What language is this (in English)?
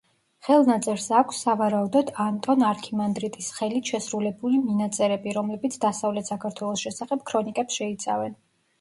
Georgian